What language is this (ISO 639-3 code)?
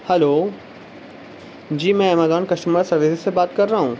urd